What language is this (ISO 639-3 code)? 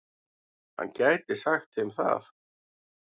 isl